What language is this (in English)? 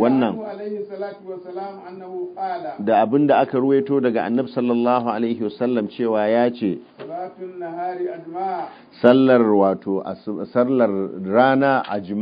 Arabic